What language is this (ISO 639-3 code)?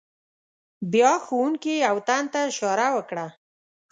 pus